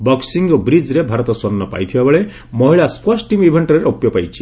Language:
Odia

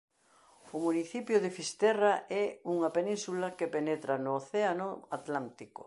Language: Galician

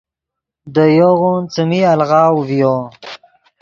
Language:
Yidgha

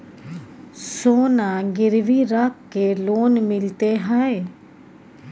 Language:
Maithili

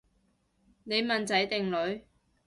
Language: Cantonese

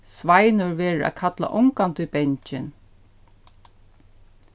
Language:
Faroese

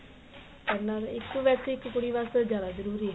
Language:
Punjabi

